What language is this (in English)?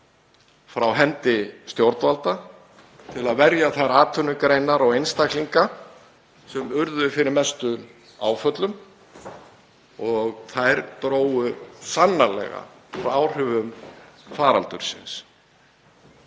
Icelandic